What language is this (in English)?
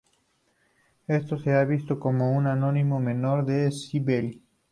Spanish